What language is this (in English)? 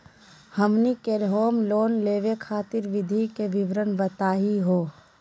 Magahi